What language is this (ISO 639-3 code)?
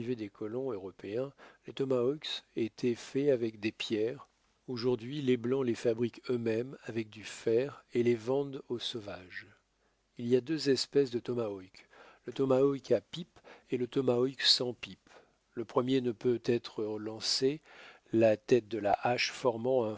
fra